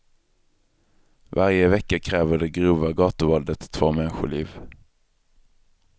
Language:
Swedish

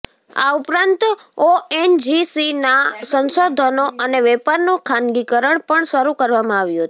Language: Gujarati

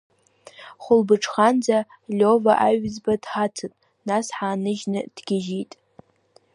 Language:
Abkhazian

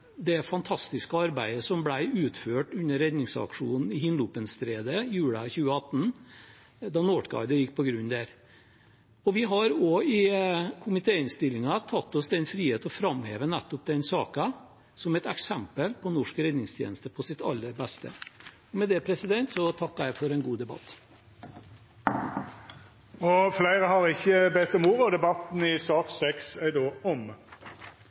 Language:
Norwegian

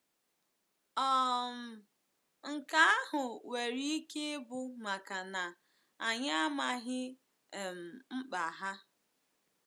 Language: Igbo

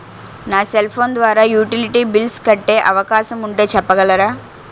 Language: Telugu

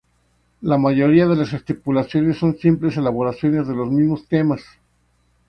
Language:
Spanish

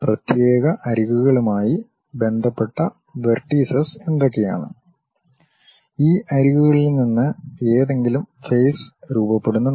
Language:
Malayalam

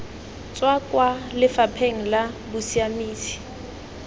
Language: Tswana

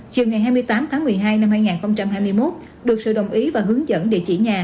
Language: Vietnamese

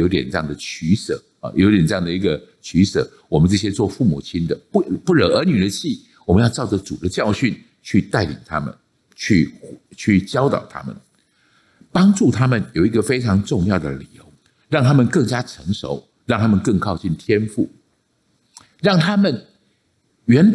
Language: Chinese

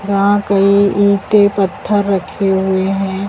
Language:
Hindi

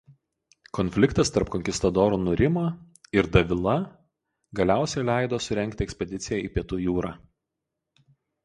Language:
Lithuanian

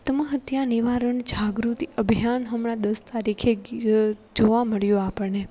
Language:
Gujarati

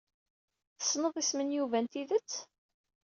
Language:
Kabyle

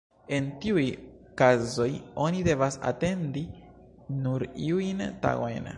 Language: Esperanto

